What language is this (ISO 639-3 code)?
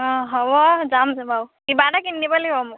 asm